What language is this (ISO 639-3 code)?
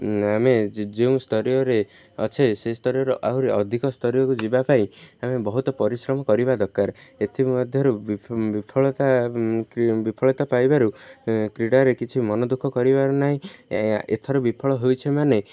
ori